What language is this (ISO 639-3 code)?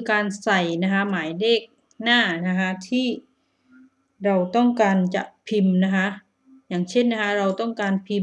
tha